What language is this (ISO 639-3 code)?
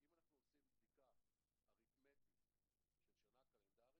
heb